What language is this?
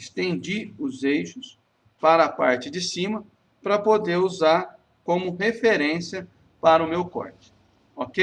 Portuguese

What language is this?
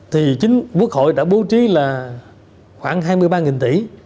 Vietnamese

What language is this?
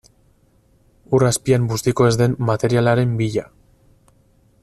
Basque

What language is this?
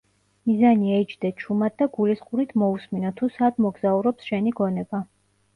Georgian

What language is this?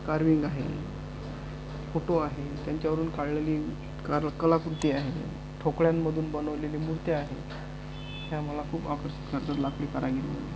Marathi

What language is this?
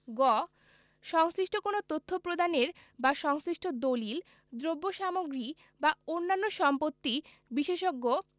Bangla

